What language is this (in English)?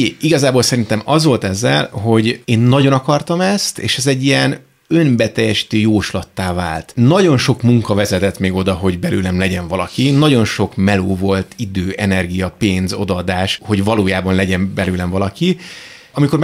Hungarian